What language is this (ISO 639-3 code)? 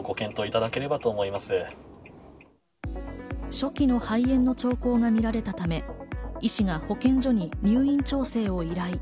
jpn